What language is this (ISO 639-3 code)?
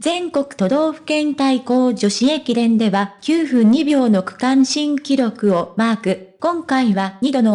jpn